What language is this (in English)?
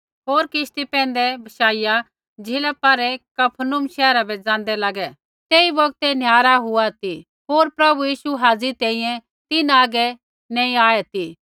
Kullu Pahari